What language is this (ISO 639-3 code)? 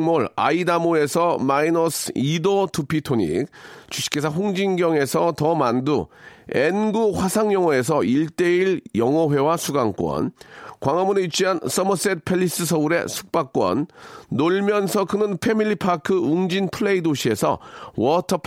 kor